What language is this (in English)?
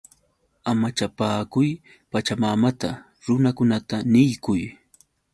Yauyos Quechua